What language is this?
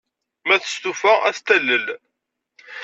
Kabyle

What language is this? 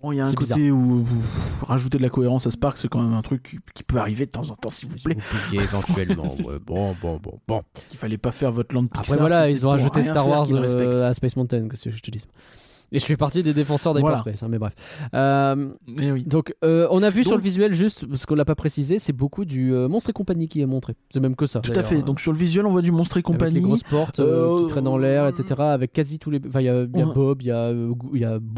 French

